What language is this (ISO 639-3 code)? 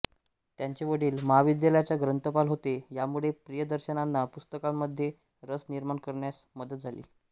mar